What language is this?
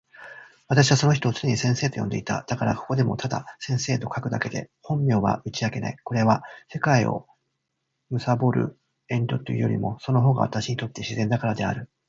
Japanese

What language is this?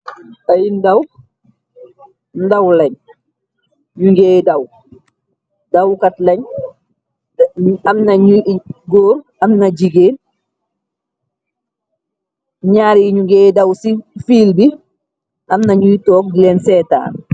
Wolof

